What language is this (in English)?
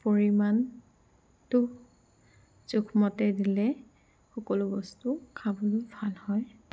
Assamese